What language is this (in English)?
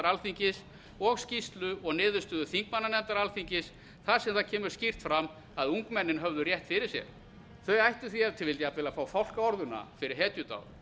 Icelandic